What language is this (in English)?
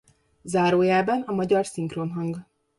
Hungarian